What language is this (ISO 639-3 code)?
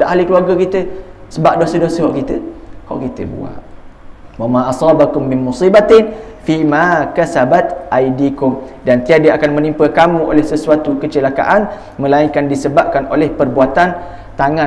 msa